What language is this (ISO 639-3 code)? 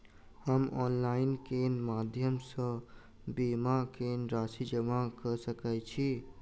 mai